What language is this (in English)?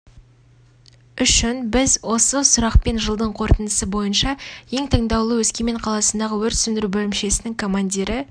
Kazakh